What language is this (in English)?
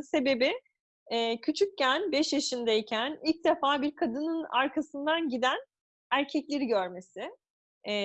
Turkish